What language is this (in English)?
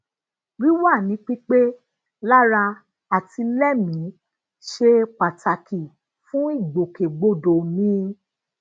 Yoruba